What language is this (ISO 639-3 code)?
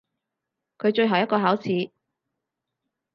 yue